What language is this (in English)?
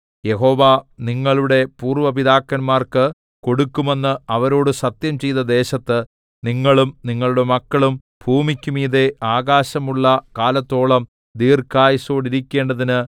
Malayalam